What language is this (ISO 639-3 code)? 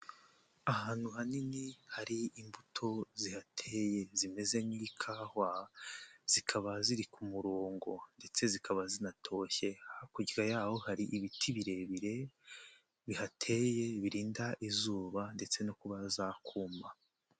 kin